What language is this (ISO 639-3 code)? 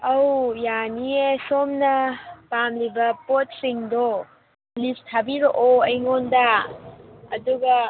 mni